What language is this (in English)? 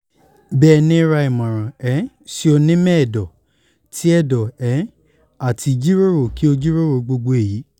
Yoruba